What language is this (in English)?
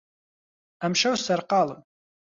Central Kurdish